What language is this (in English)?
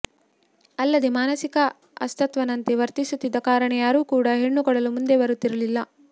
Kannada